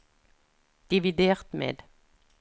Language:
Norwegian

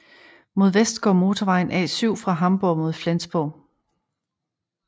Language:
Danish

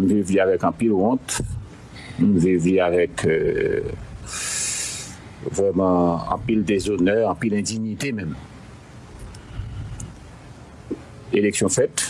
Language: French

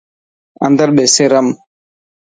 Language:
Dhatki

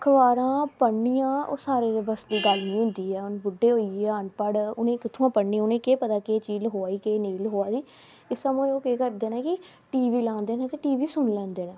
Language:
Dogri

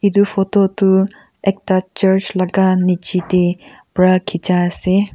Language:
Naga Pidgin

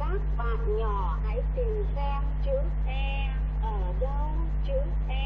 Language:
Vietnamese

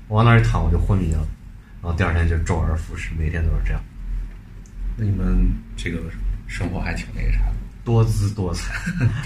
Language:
Chinese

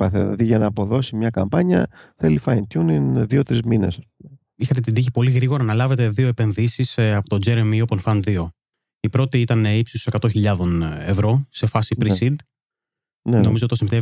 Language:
Greek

